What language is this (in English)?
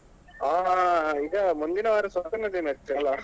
Kannada